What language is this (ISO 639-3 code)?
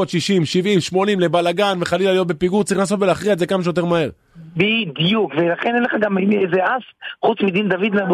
heb